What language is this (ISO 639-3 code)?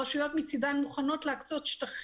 heb